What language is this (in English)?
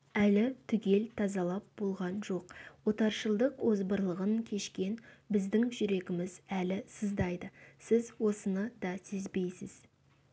Kazakh